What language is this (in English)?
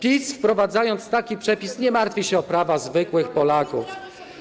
Polish